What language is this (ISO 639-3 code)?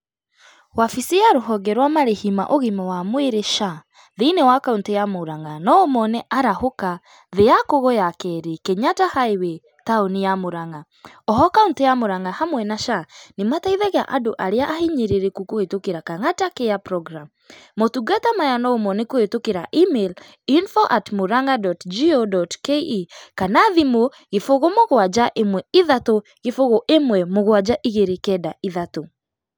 kik